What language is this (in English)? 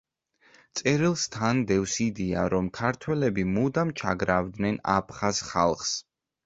Georgian